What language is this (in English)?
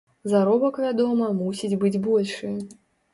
Belarusian